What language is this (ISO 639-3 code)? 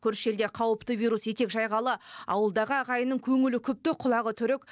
kaz